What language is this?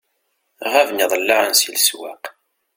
Kabyle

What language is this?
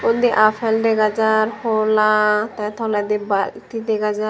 Chakma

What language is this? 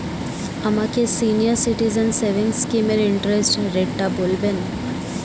Bangla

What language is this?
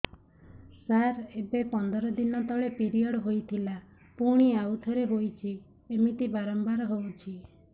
Odia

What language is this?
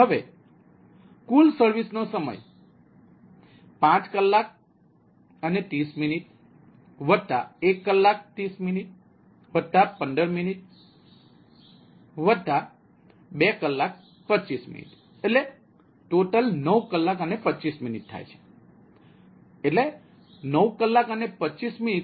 Gujarati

